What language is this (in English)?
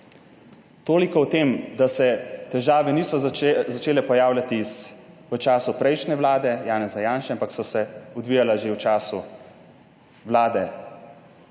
Slovenian